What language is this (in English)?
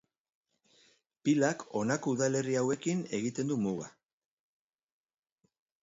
Basque